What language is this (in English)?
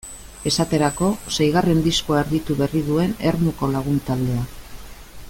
Basque